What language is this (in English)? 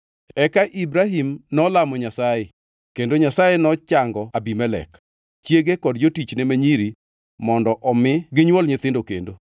Luo (Kenya and Tanzania)